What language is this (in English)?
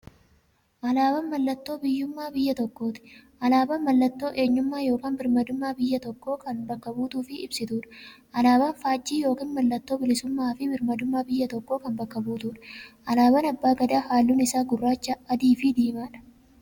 Oromo